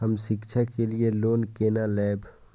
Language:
Maithili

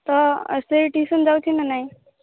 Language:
Odia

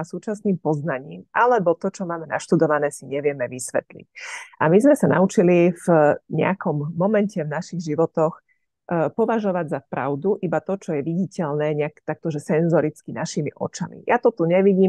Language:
Slovak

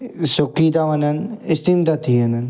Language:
Sindhi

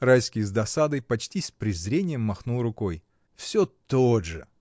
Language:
Russian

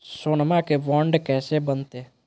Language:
Magahi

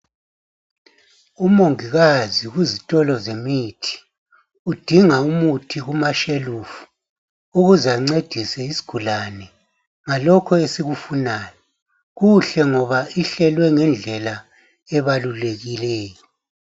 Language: North Ndebele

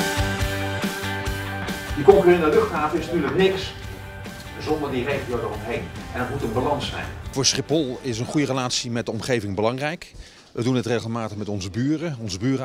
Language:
Dutch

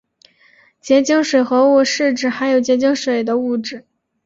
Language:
Chinese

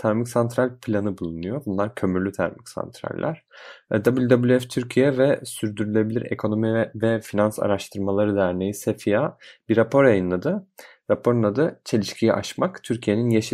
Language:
Turkish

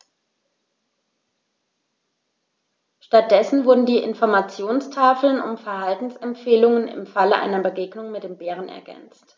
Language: German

